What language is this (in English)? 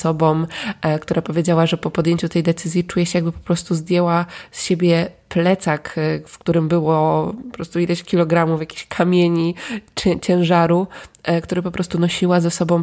Polish